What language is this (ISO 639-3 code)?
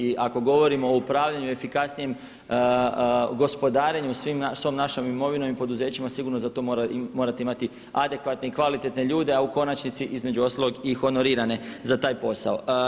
hrv